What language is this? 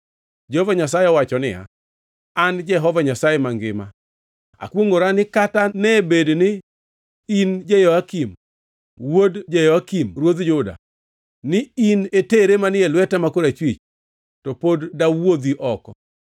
Luo (Kenya and Tanzania)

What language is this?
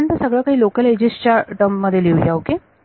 Marathi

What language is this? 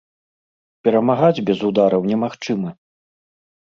Belarusian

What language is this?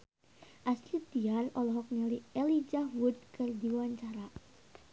Sundanese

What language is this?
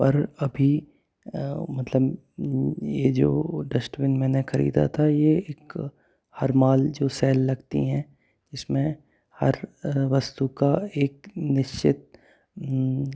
Hindi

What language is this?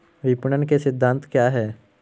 Hindi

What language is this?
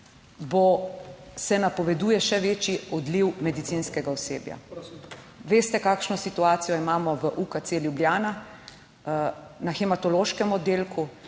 Slovenian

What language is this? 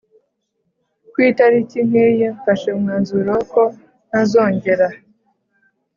Kinyarwanda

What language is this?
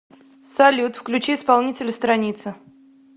Russian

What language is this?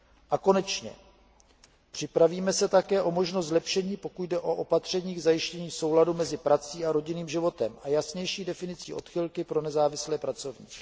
Czech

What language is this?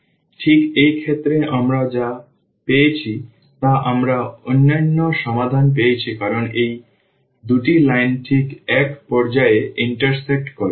Bangla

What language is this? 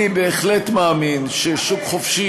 Hebrew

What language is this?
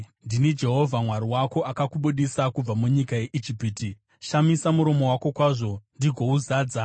Shona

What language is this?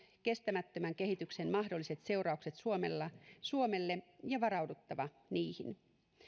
Finnish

